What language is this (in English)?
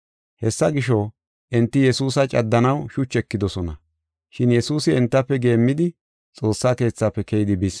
Gofa